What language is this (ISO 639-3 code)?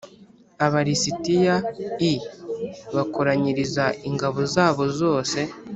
kin